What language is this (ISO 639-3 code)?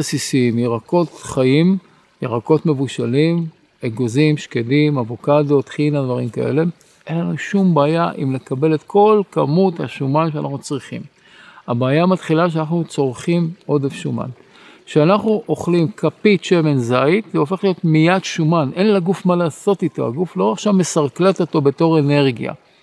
heb